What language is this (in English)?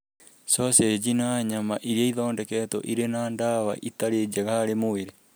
Kikuyu